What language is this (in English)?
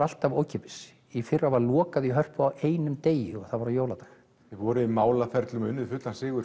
Icelandic